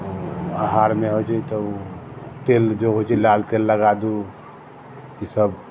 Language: Maithili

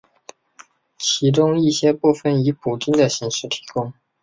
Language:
Chinese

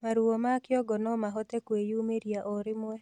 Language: Kikuyu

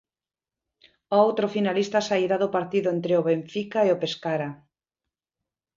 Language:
Galician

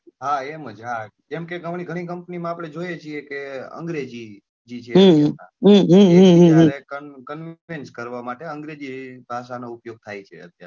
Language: Gujarati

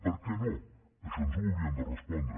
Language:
Catalan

